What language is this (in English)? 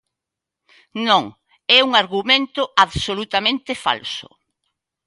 Galician